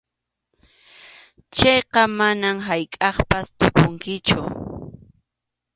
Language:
Arequipa-La Unión Quechua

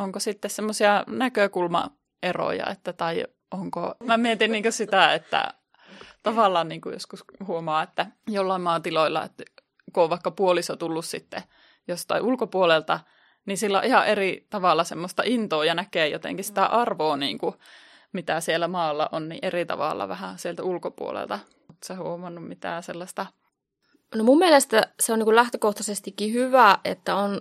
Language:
Finnish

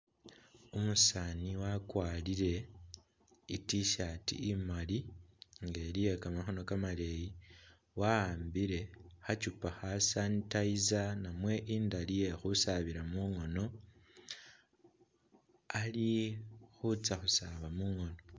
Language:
Masaaba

